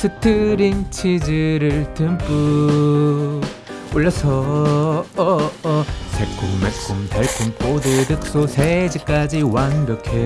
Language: Korean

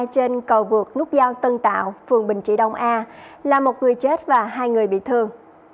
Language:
Vietnamese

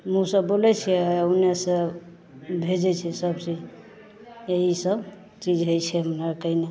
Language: Maithili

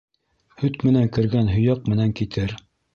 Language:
Bashkir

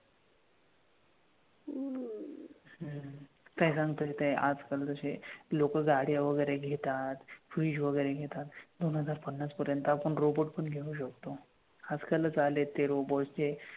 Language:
Marathi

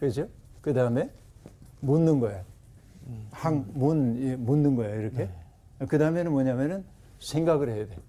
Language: Korean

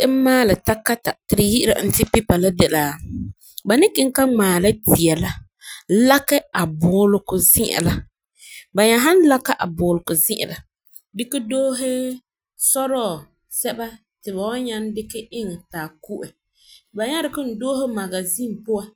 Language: Frafra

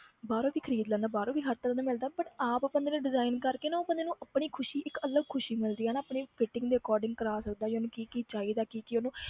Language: Punjabi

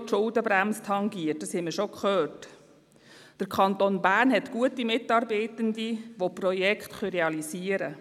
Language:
Swiss German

